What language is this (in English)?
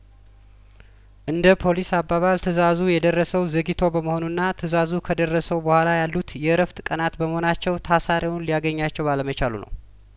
Amharic